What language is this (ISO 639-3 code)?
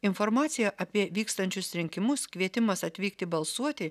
lit